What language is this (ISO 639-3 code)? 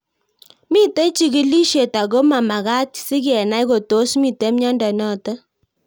kln